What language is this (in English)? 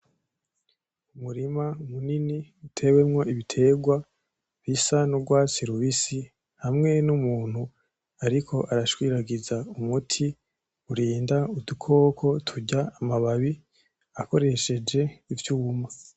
Rundi